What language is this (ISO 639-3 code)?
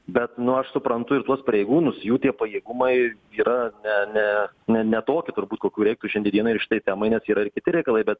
lit